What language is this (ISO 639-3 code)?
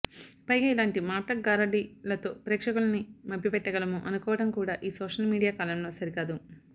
tel